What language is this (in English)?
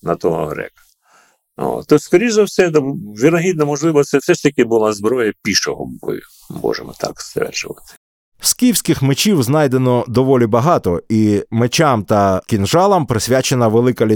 Ukrainian